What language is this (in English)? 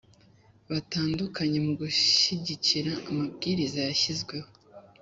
Kinyarwanda